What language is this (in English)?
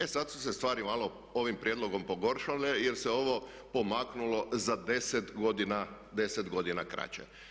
Croatian